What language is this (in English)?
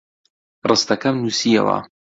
Central Kurdish